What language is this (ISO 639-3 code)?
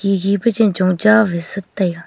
nnp